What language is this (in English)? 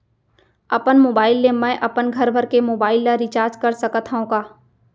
Chhattisgarhi